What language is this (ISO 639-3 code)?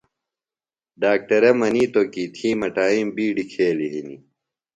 phl